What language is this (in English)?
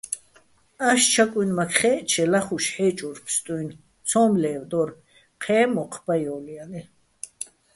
Bats